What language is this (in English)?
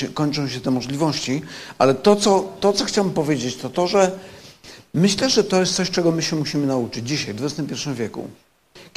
Polish